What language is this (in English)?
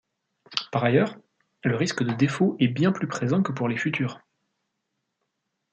French